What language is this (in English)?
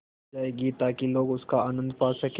Hindi